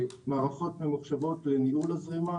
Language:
Hebrew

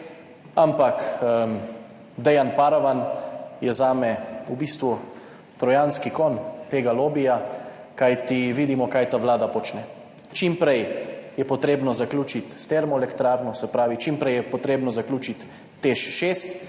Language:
Slovenian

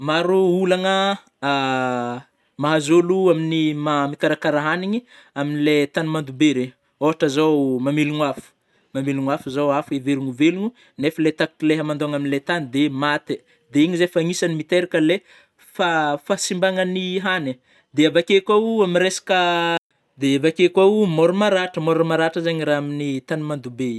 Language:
Northern Betsimisaraka Malagasy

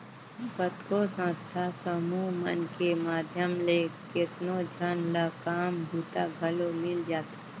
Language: Chhattisgarhi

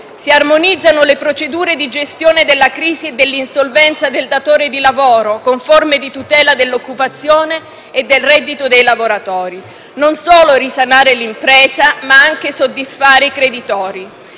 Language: Italian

